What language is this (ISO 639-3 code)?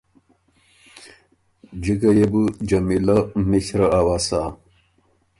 oru